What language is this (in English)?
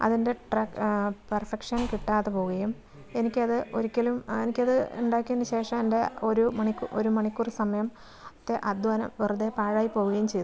Malayalam